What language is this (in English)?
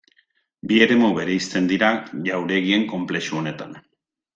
Basque